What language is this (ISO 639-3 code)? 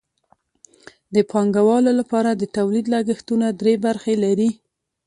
pus